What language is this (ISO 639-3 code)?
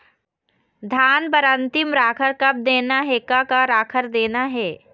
hne